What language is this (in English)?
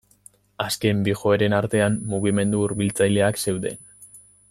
Basque